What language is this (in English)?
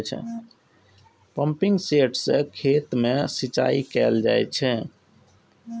Maithili